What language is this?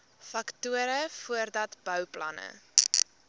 Afrikaans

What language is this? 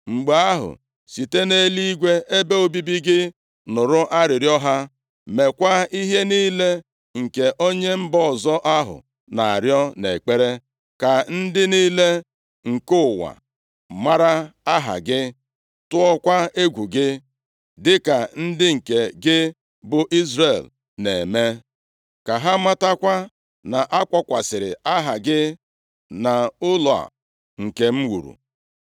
Igbo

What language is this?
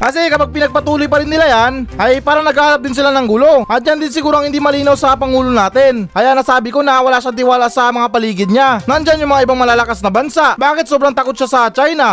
Filipino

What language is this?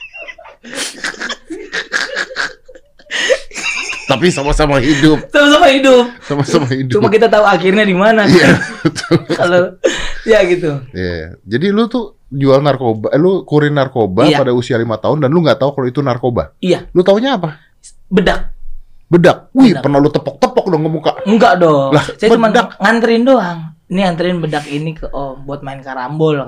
Indonesian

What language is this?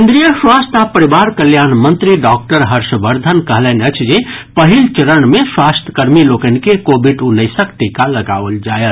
Maithili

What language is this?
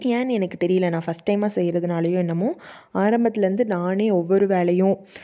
Tamil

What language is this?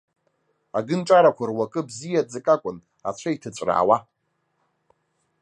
Abkhazian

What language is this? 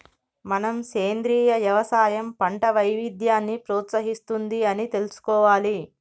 Telugu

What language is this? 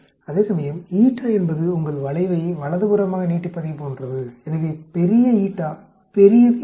Tamil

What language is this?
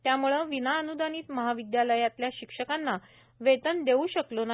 Marathi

